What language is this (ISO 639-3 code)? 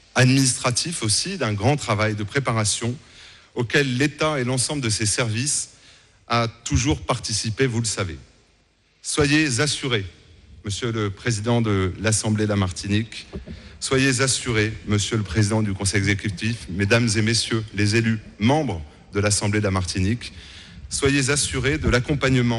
fra